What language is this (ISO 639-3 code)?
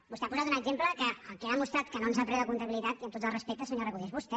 cat